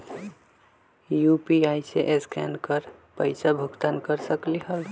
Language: Magahi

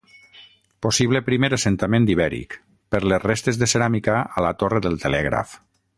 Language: Catalan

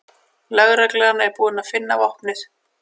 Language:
Icelandic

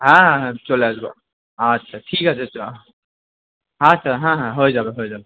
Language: Bangla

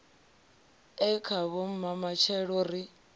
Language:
Venda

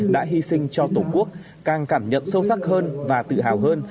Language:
Vietnamese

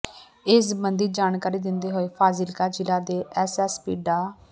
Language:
Punjabi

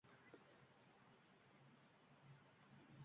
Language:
Uzbek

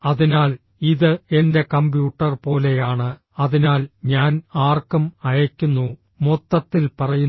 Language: Malayalam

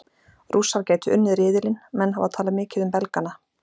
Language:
Icelandic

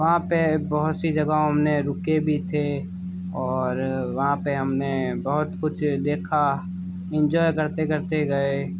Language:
Hindi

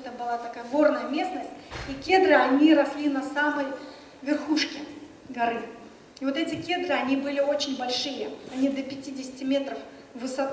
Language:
Russian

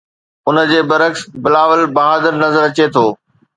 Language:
Sindhi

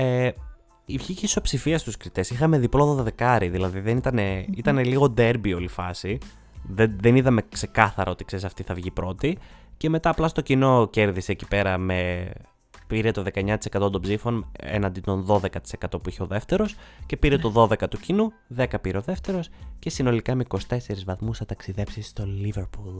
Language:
Greek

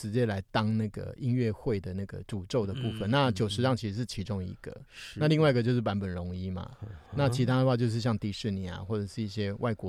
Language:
Chinese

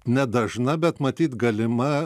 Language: Lithuanian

